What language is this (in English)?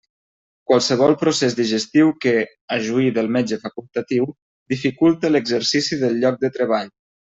Catalan